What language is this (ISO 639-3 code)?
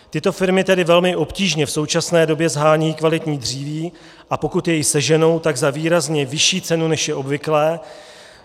ces